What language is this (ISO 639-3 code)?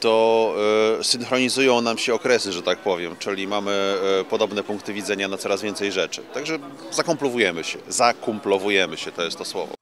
pol